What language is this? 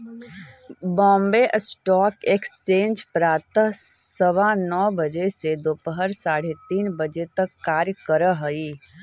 Magahi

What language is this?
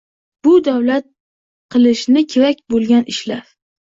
Uzbek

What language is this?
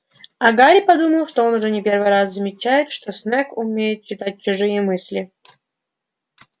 Russian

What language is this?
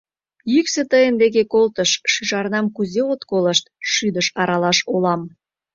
Mari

